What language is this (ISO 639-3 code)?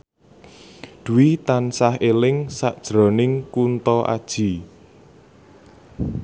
jav